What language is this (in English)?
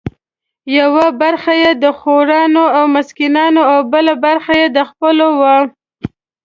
Pashto